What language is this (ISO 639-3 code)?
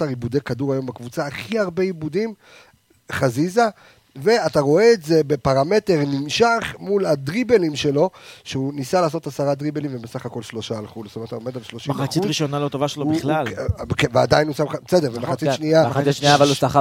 heb